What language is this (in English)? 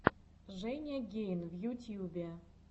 Russian